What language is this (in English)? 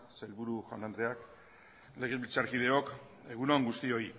Basque